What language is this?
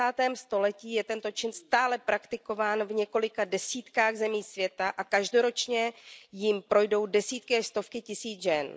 Czech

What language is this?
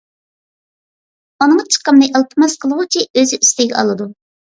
Uyghur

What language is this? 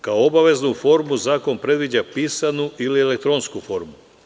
Serbian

